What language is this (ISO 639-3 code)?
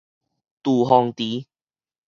nan